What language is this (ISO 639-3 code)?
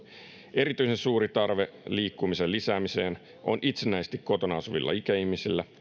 fin